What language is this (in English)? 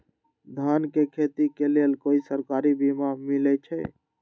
Magahi